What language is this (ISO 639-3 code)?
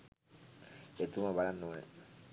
sin